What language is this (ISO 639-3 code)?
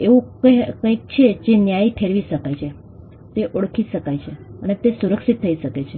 guj